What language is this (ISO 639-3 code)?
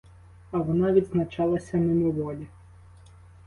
ukr